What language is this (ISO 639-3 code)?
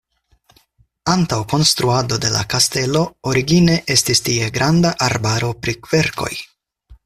epo